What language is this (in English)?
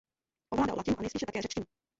Czech